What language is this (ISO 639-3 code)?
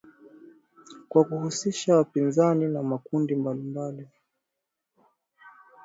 swa